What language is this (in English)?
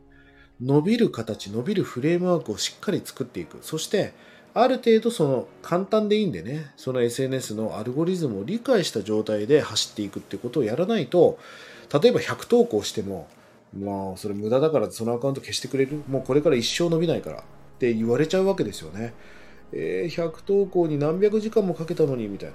Japanese